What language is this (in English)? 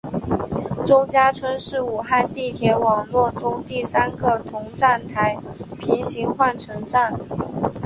Chinese